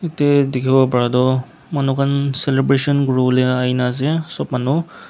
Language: Naga Pidgin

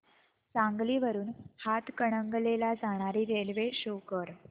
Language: Marathi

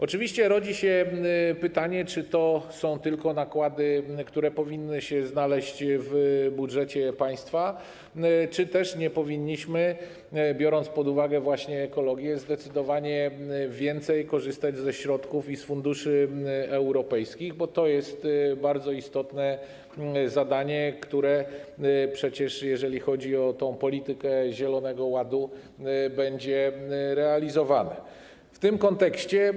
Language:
Polish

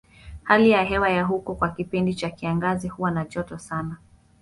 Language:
Swahili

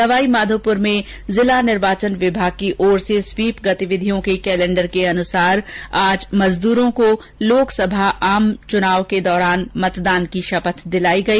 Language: Hindi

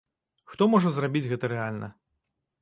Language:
Belarusian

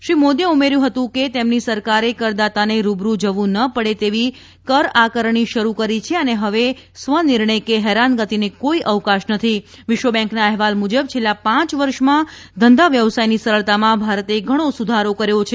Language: Gujarati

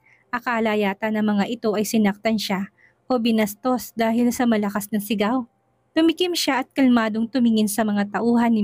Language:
Filipino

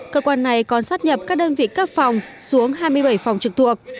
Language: Vietnamese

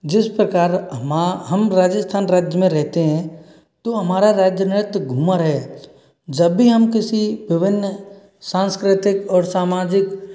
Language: Hindi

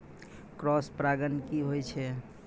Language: Maithili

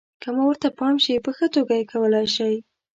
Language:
Pashto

